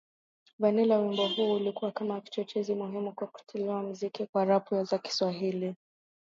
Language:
Swahili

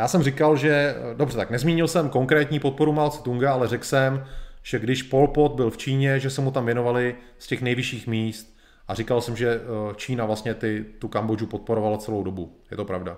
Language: Czech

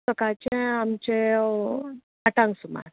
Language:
Konkani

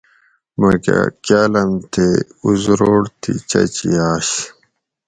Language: Gawri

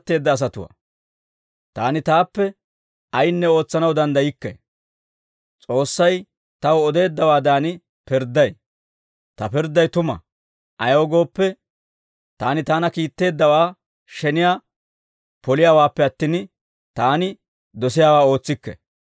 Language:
Dawro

